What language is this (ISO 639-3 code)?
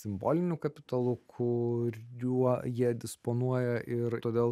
lit